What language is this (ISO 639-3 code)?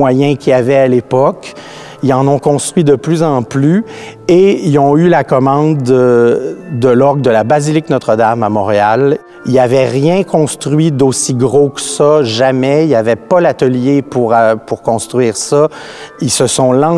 fra